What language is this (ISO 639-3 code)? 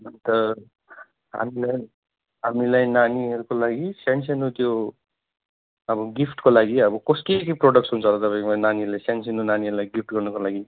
nep